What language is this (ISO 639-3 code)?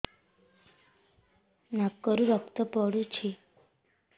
ori